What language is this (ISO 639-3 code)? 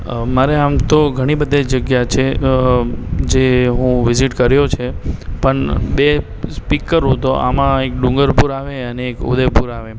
guj